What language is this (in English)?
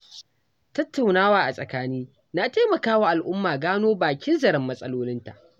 Hausa